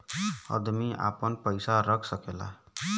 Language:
Bhojpuri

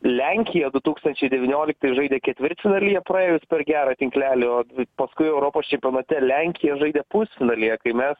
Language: Lithuanian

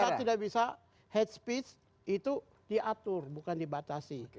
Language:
Indonesian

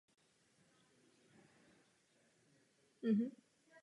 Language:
Czech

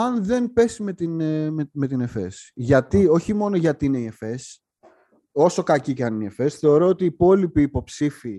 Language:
Greek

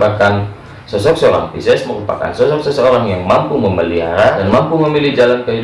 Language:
Indonesian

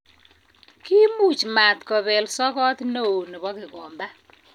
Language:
Kalenjin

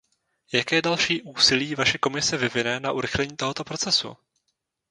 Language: Czech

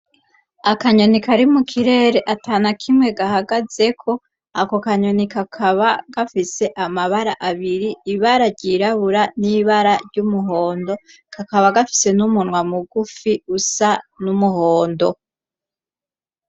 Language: Rundi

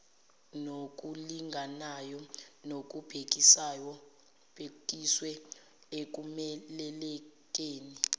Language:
Zulu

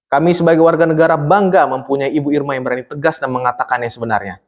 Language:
Indonesian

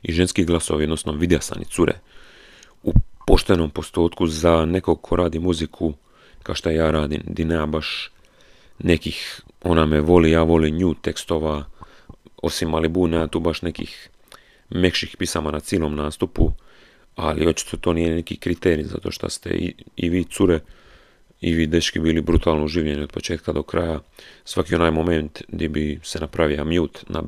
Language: Croatian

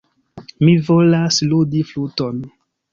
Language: Esperanto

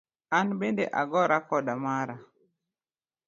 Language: Luo (Kenya and Tanzania)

